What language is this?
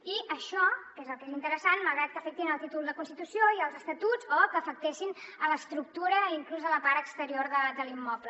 Catalan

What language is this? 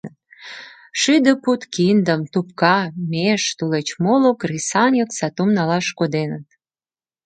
Mari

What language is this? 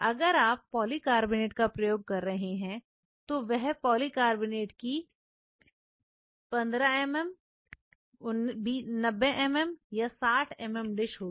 Hindi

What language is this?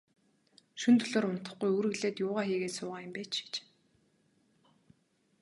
Mongolian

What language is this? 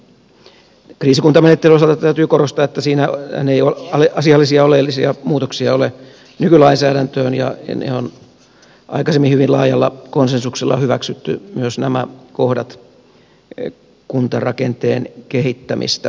Finnish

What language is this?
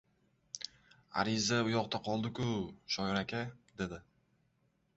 Uzbek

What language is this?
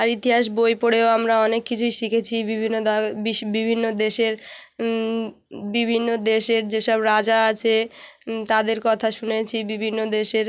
Bangla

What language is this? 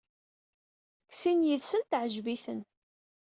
Kabyle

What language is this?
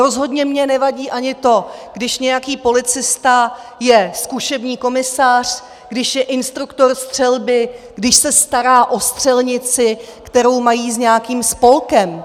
Czech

